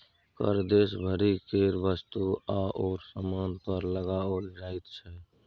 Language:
Maithili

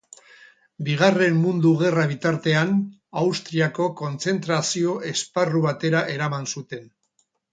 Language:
Basque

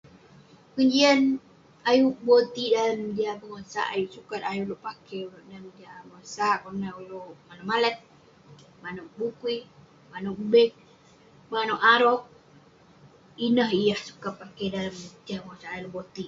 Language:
Western Penan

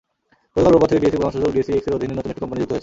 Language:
Bangla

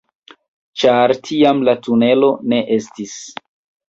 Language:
Esperanto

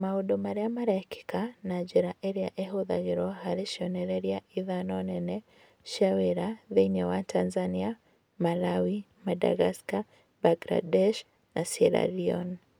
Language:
Kikuyu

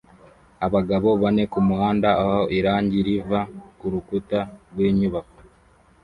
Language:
Kinyarwanda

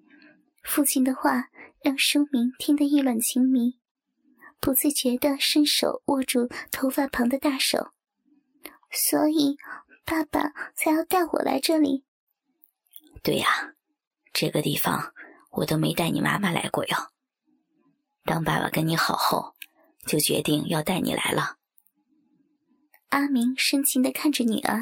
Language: Chinese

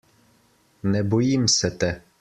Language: Slovenian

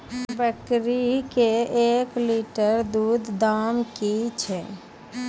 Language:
Maithili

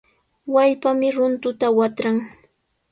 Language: Sihuas Ancash Quechua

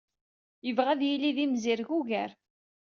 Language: Kabyle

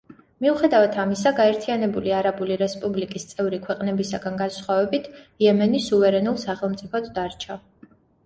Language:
Georgian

